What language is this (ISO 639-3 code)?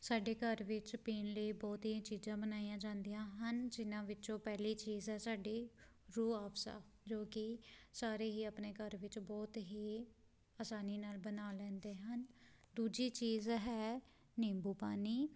pan